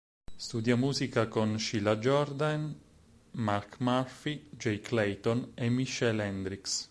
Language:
Italian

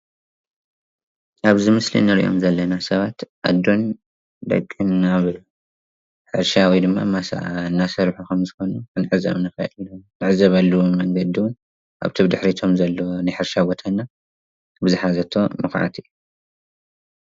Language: Tigrinya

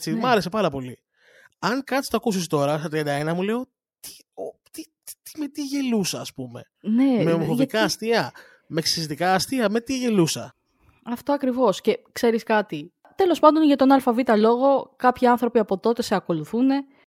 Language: Greek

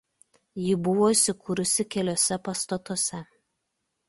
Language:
Lithuanian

